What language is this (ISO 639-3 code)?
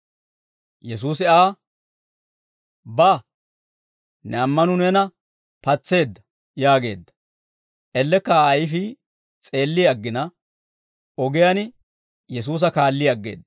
dwr